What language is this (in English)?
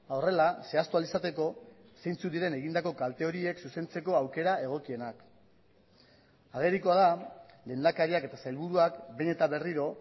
Basque